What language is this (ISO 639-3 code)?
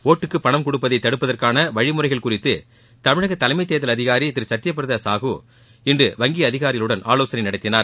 tam